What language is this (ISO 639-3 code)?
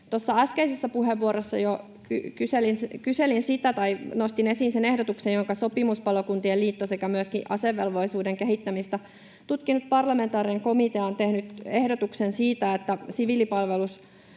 fin